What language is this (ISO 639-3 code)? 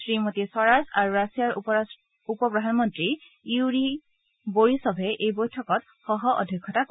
asm